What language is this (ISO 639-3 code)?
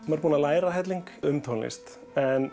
isl